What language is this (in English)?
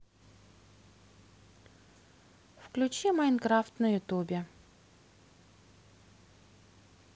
Russian